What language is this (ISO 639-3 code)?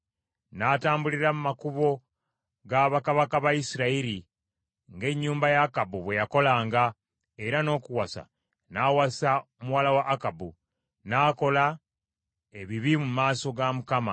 lug